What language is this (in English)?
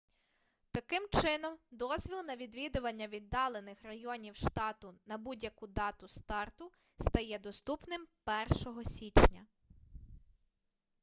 Ukrainian